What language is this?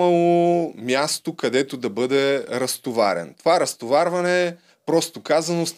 Bulgarian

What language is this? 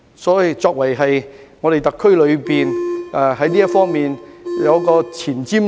Cantonese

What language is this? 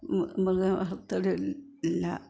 Malayalam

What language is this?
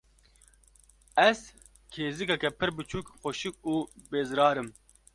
Kurdish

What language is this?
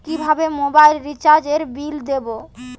Bangla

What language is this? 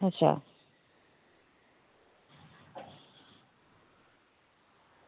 Dogri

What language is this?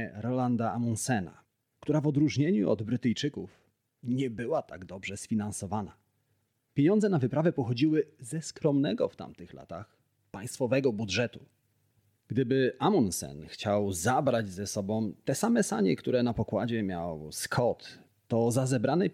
Polish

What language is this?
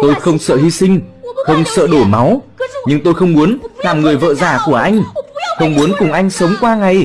Vietnamese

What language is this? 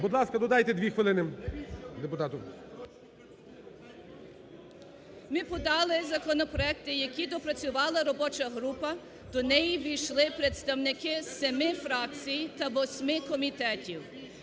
Ukrainian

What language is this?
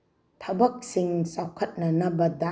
Manipuri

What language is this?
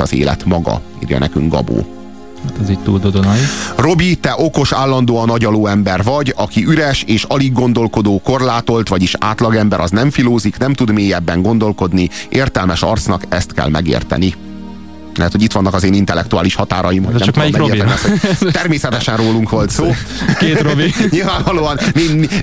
Hungarian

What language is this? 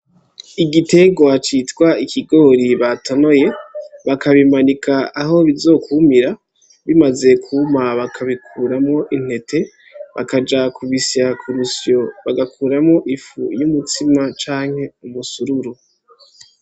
Rundi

